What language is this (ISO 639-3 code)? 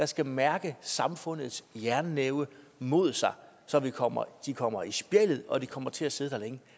dan